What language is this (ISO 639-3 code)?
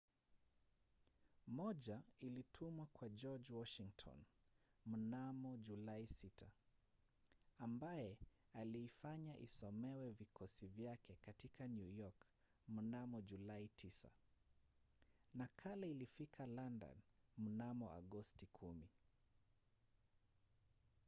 swa